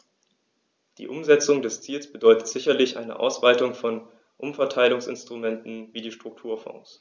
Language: German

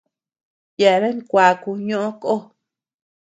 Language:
Tepeuxila Cuicatec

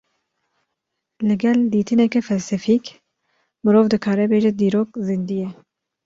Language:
Kurdish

